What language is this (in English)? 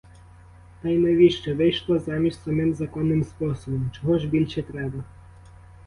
Ukrainian